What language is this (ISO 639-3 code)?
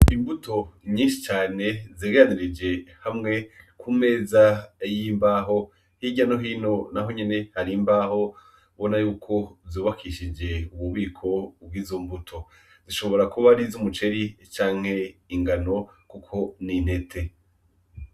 run